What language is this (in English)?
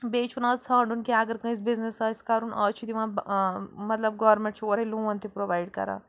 Kashmiri